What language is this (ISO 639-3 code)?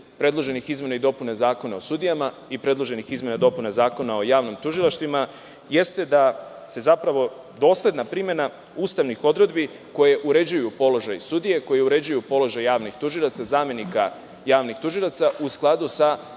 srp